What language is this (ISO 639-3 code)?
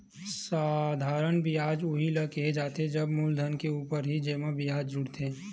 hne